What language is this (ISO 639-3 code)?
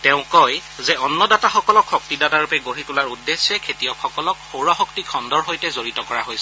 asm